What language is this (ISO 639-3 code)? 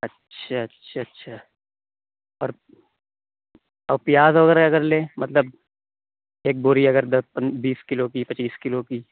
urd